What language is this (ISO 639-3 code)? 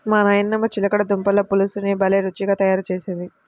tel